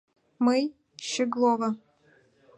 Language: Mari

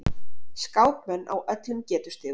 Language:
Icelandic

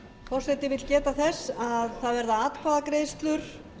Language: Icelandic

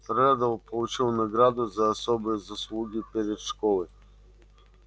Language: Russian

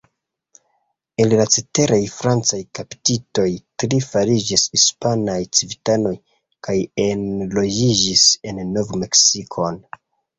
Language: Esperanto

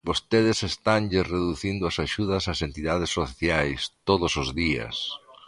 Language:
Galician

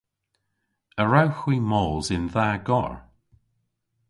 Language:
Cornish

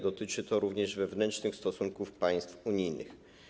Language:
Polish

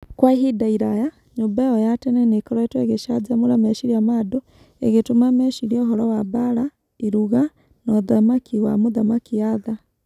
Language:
Kikuyu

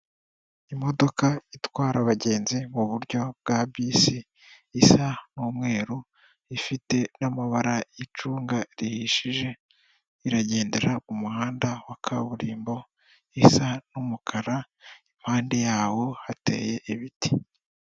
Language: Kinyarwanda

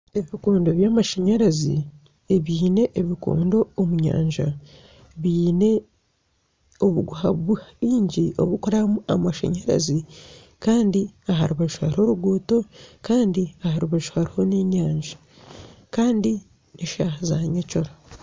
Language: Nyankole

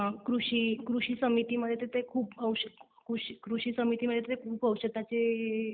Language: Marathi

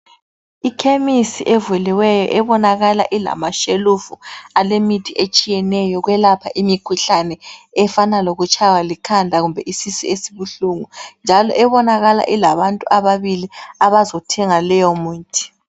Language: North Ndebele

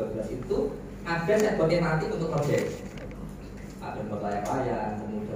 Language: Indonesian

